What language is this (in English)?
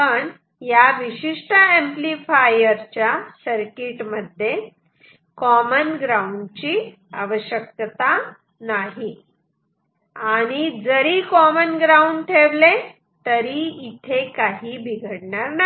Marathi